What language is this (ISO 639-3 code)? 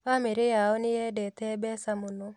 kik